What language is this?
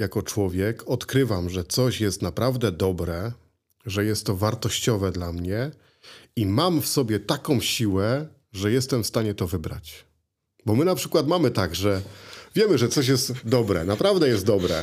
Polish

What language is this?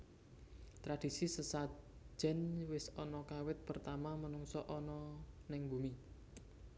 Javanese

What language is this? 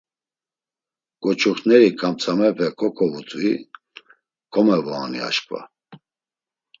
Laz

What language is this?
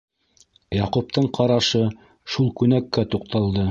Bashkir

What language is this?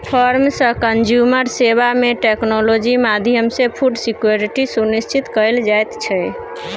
Maithili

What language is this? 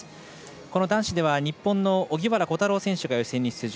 Japanese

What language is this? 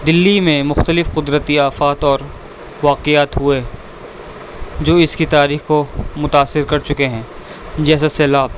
Urdu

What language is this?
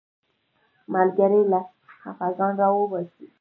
Pashto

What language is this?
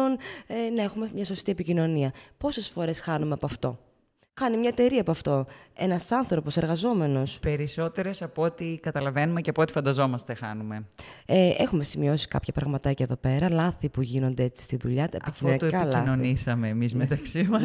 Greek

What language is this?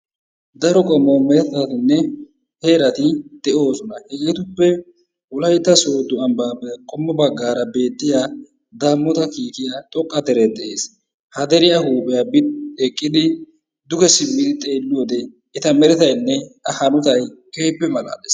Wolaytta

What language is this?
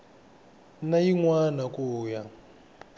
Tsonga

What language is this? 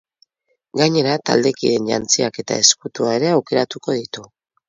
Basque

